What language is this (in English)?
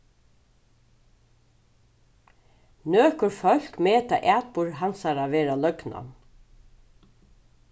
Faroese